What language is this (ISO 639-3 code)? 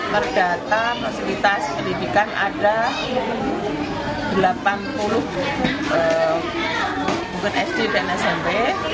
ind